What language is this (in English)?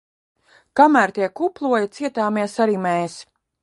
Latvian